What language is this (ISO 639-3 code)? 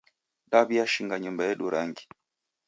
dav